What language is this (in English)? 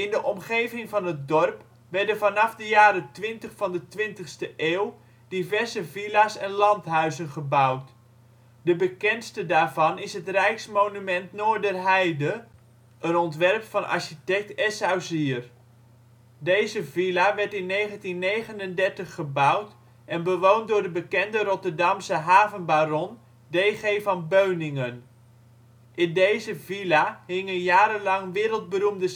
Dutch